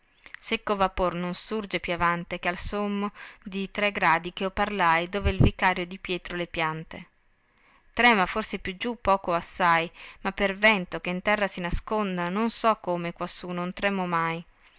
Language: Italian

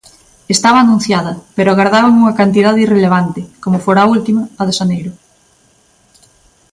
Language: Galician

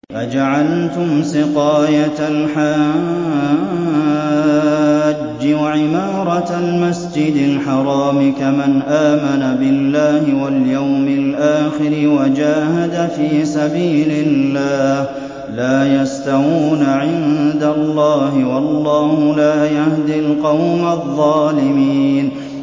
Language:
Arabic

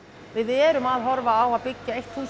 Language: Icelandic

